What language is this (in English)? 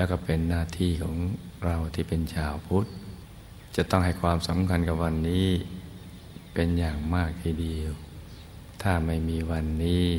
Thai